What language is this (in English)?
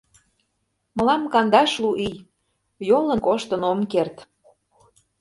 Mari